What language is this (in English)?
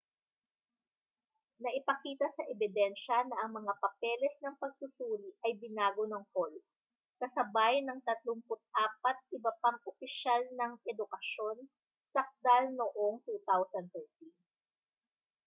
Filipino